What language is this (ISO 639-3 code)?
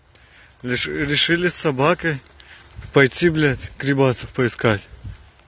rus